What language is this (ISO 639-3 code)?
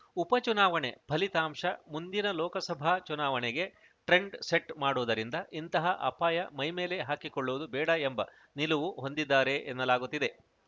kan